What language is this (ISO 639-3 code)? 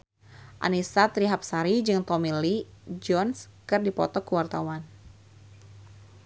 sun